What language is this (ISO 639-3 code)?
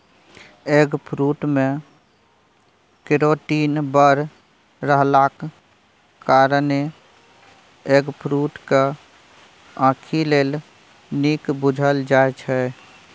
mai